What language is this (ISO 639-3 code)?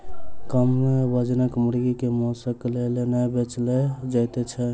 mai